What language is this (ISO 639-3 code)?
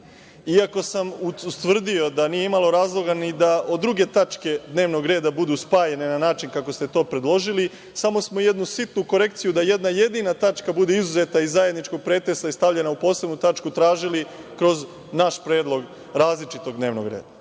srp